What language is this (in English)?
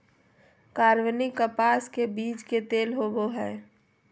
Magahi